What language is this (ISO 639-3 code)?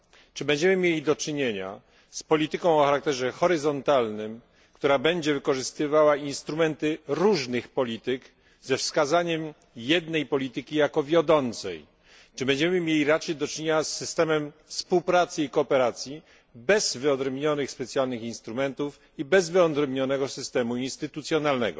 pol